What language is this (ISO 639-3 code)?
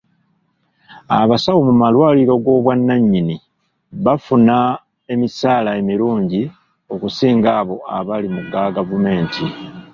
lug